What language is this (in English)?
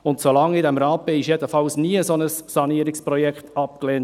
Swiss German